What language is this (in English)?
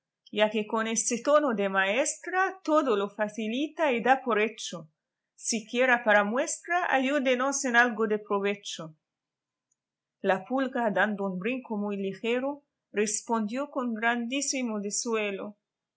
Spanish